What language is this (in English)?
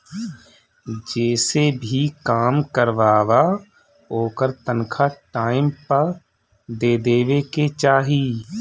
Bhojpuri